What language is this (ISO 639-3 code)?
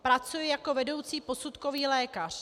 ces